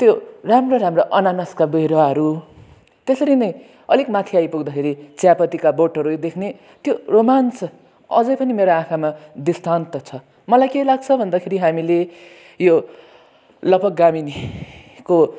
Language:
Nepali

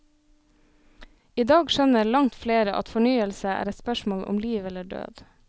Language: Norwegian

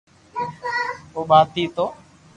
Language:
Loarki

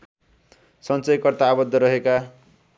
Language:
Nepali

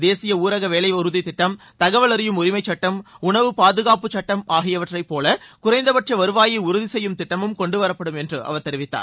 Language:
Tamil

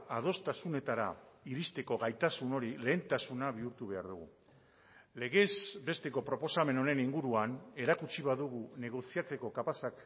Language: Basque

